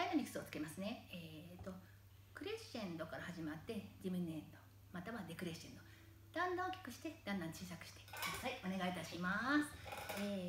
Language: Japanese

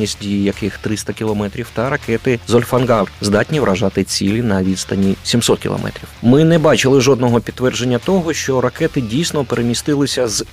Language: Ukrainian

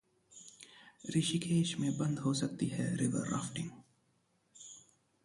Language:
Hindi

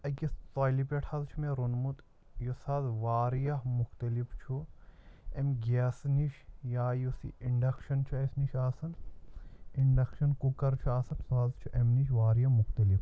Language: Kashmiri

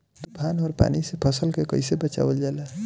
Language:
Bhojpuri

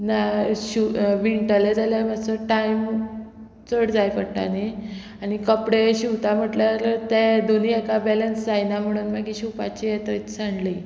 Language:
Konkani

